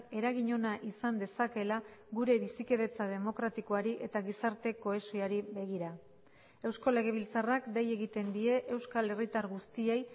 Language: Basque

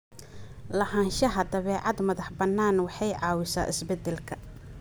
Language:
Somali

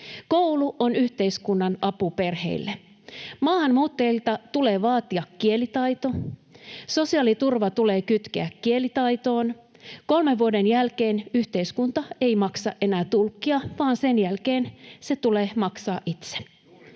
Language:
Finnish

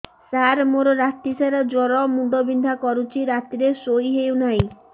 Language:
Odia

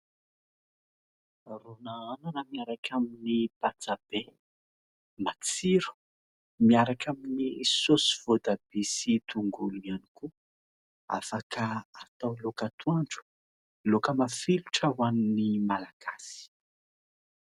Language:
Malagasy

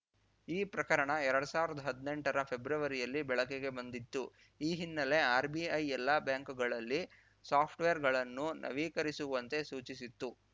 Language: Kannada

